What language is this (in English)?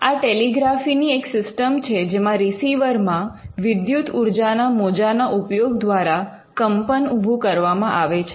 Gujarati